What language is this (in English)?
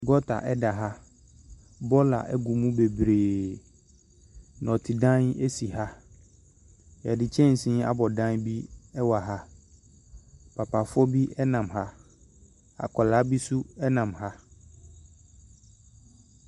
Akan